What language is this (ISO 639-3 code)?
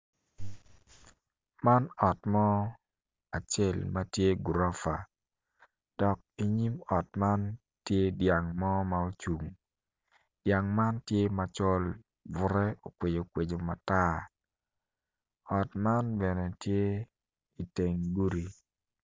ach